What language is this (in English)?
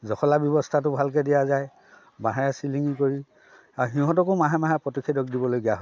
Assamese